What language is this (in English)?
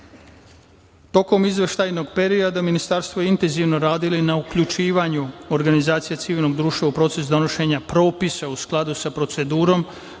Serbian